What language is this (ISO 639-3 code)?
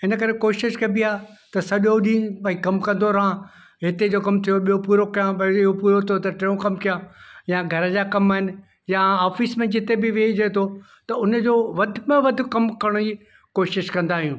snd